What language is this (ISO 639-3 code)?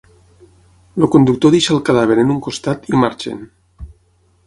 cat